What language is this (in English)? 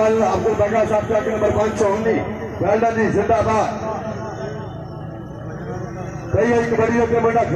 Arabic